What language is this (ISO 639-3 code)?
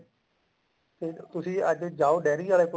pan